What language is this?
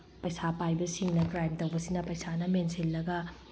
Manipuri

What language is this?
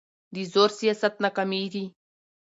Pashto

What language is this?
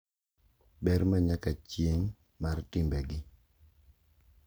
Luo (Kenya and Tanzania)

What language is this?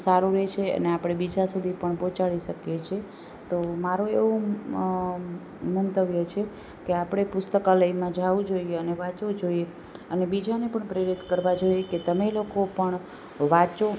Gujarati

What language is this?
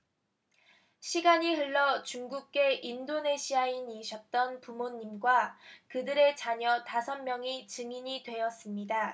Korean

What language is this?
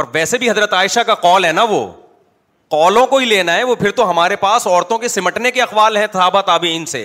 Urdu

